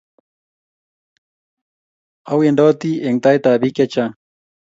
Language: Kalenjin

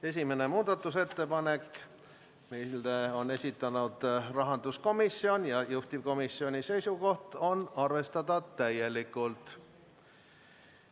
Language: Estonian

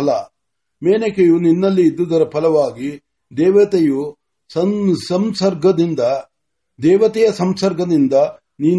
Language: Marathi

